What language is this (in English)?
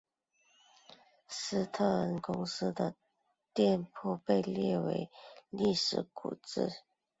Chinese